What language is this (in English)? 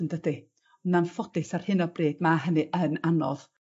Welsh